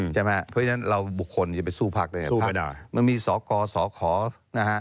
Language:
Thai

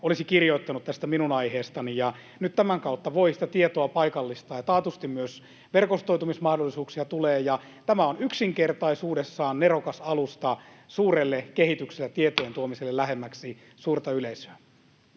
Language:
Finnish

